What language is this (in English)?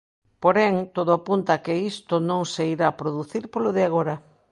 Galician